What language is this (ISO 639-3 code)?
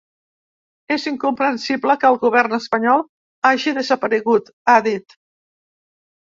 cat